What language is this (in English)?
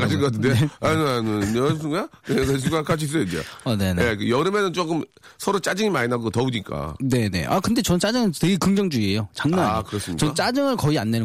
Korean